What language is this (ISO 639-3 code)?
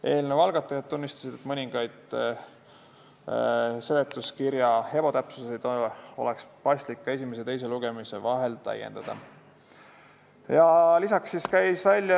est